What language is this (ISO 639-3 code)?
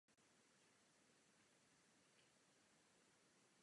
ces